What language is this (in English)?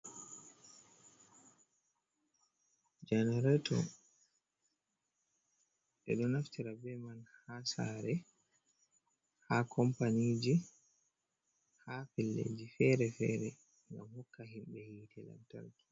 Fula